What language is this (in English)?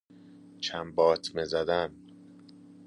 Persian